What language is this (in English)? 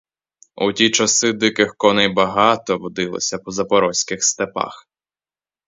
Ukrainian